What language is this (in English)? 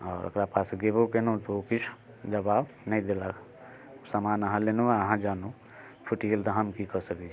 Maithili